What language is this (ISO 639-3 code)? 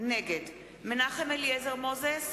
heb